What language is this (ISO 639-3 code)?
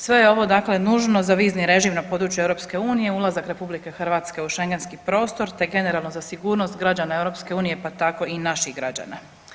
hrv